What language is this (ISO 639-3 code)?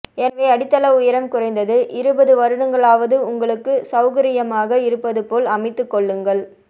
tam